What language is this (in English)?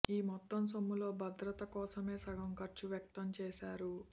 Telugu